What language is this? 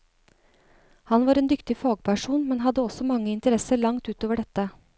Norwegian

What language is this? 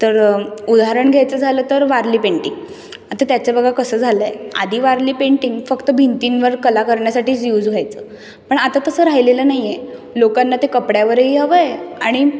Marathi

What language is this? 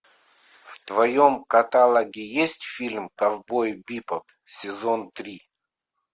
Russian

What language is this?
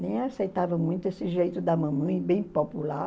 Portuguese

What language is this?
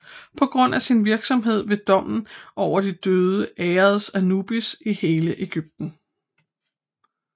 Danish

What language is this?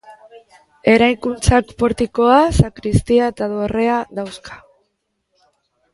Basque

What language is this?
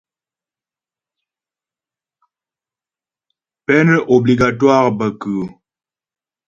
Ghomala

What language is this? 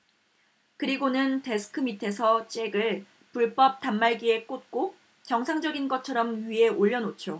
Korean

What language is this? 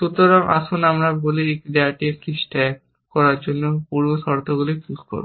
Bangla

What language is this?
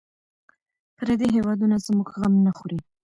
Pashto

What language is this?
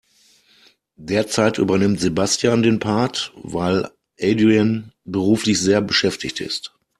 German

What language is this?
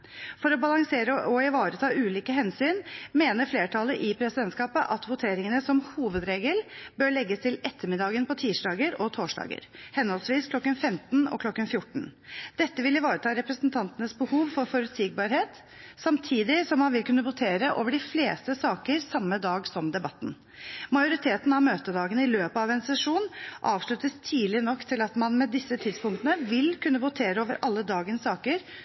Norwegian Bokmål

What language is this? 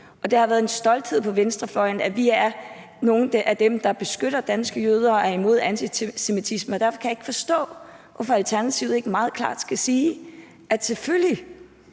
Danish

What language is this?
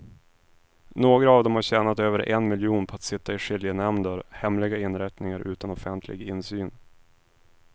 Swedish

